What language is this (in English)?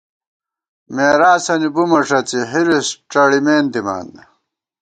Gawar-Bati